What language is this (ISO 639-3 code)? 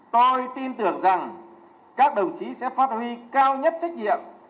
vie